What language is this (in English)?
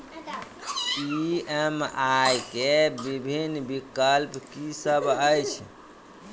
Maithili